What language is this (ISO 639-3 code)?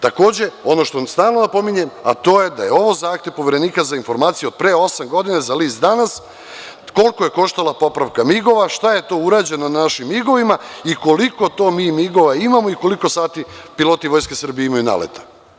srp